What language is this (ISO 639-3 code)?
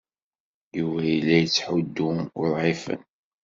kab